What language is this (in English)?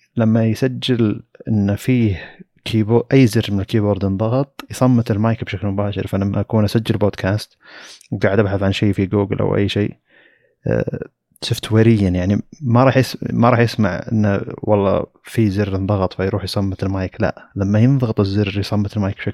Arabic